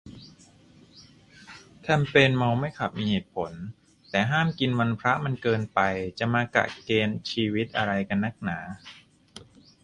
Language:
Thai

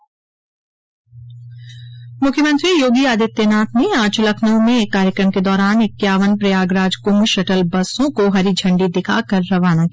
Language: Hindi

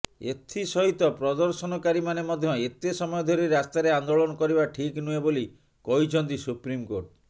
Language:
Odia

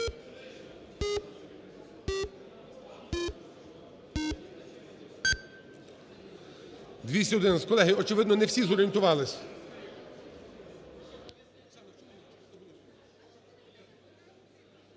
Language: Ukrainian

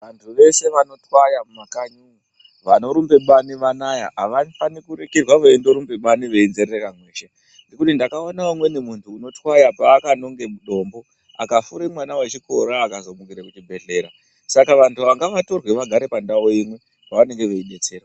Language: Ndau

